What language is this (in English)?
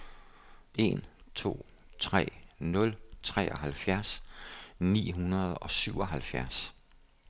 Danish